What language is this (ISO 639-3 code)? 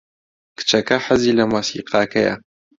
ckb